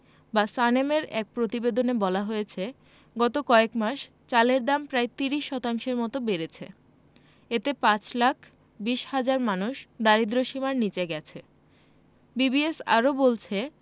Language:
Bangla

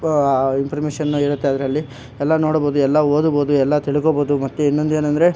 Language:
Kannada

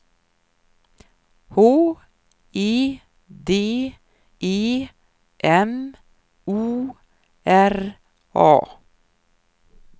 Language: Swedish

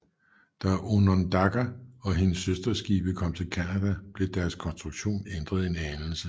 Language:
Danish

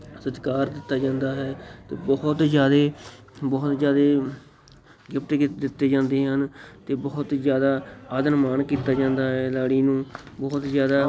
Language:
Punjabi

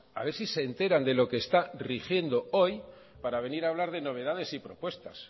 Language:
Spanish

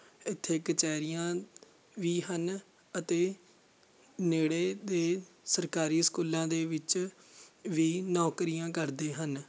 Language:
Punjabi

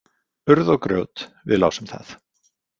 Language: Icelandic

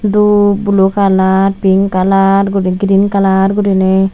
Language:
Chakma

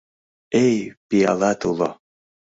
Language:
Mari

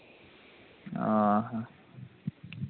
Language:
Santali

